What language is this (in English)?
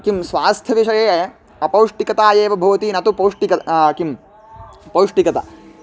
Sanskrit